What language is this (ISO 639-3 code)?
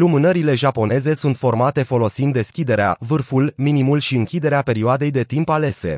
ron